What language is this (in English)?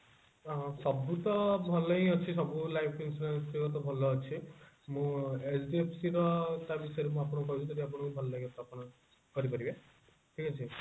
Odia